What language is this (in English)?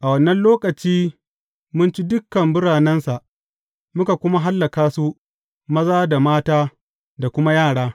Hausa